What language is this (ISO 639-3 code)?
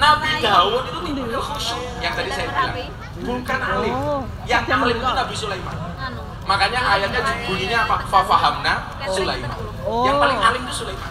ind